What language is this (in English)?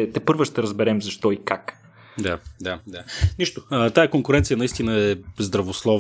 Bulgarian